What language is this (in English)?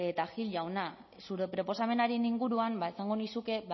Basque